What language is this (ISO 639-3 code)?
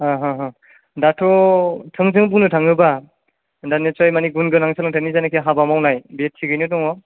brx